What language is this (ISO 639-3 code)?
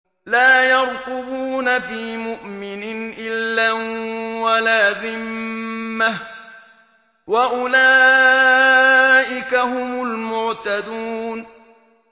ara